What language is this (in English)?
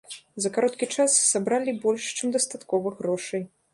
Belarusian